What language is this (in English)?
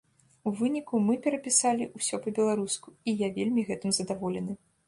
Belarusian